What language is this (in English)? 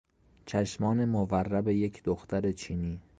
Persian